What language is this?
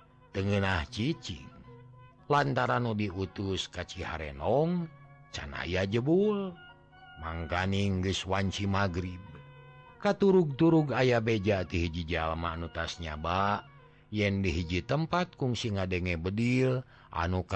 Indonesian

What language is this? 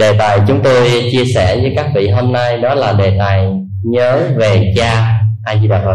Vietnamese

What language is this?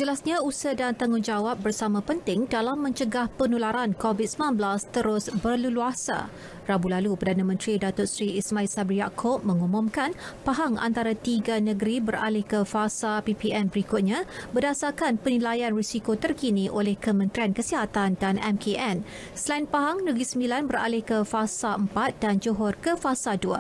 Malay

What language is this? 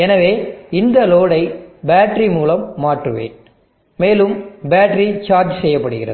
Tamil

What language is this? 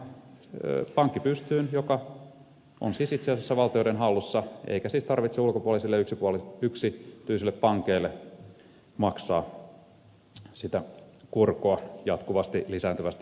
Finnish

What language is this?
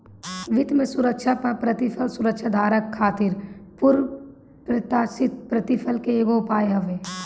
Bhojpuri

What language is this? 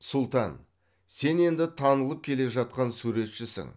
Kazakh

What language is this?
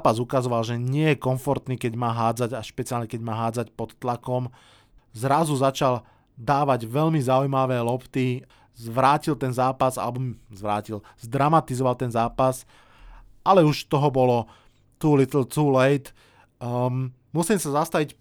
Slovak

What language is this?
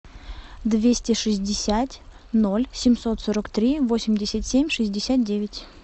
Russian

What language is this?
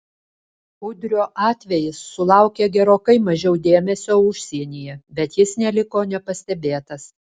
Lithuanian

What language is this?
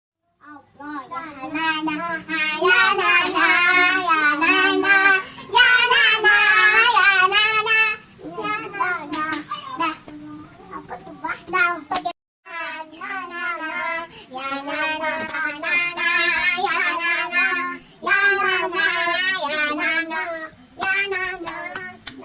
Indonesian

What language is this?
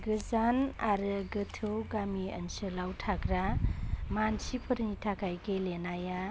Bodo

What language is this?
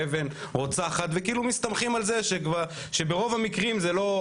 Hebrew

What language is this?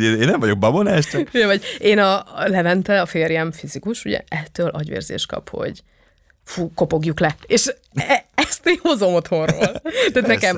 Hungarian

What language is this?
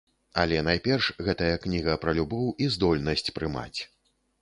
Belarusian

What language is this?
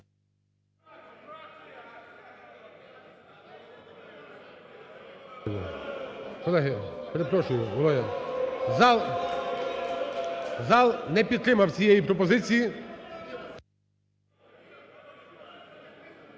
Ukrainian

